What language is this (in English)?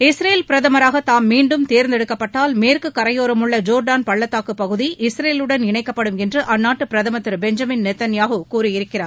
Tamil